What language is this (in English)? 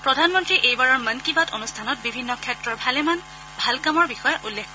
Assamese